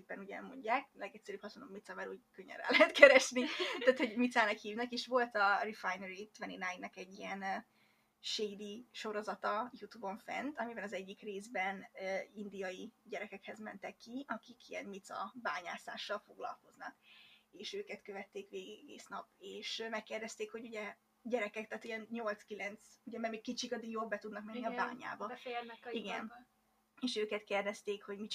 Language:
Hungarian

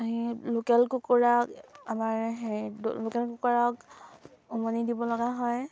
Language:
Assamese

